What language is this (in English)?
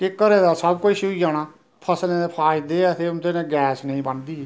Dogri